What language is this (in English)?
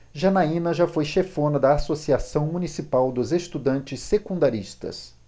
Portuguese